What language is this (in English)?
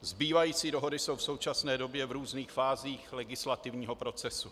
Czech